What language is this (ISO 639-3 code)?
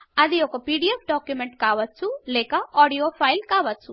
tel